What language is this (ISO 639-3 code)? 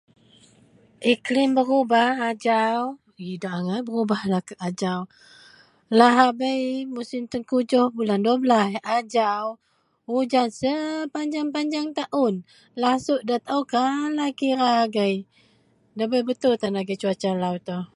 mel